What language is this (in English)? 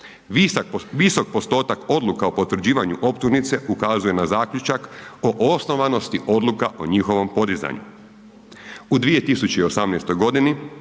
Croatian